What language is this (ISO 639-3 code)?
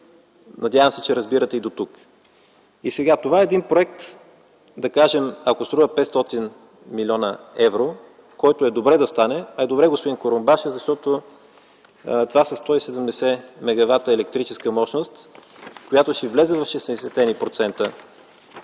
bul